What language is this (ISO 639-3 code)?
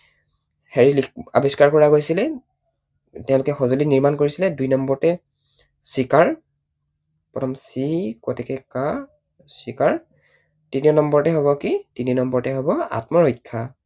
asm